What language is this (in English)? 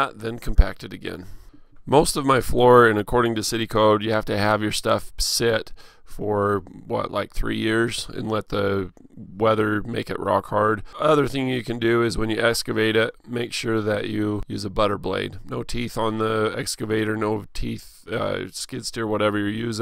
English